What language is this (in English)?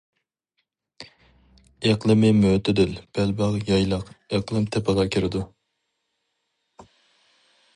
Uyghur